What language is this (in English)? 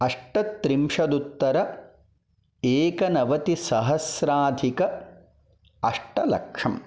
Sanskrit